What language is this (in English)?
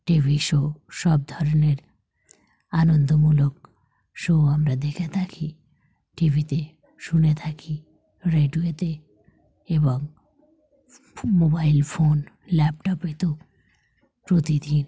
Bangla